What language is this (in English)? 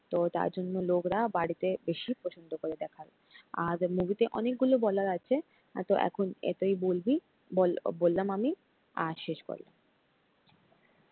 Bangla